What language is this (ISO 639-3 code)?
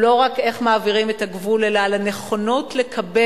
heb